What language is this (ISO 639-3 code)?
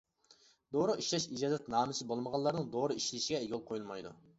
uig